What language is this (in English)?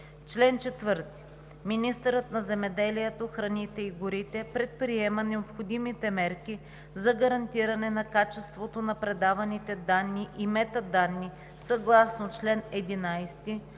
Bulgarian